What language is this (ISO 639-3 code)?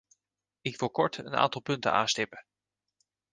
nld